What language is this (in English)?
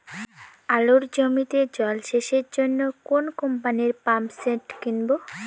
Bangla